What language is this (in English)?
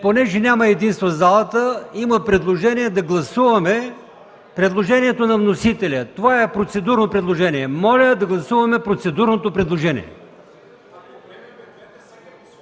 Bulgarian